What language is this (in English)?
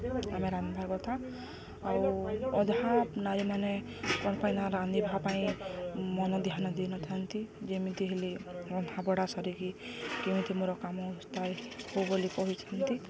Odia